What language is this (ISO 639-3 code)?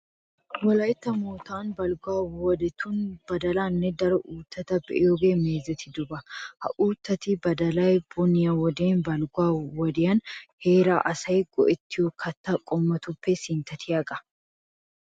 wal